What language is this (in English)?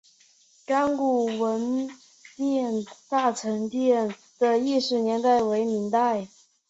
Chinese